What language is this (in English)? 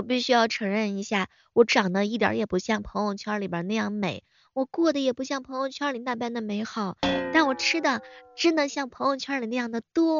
Chinese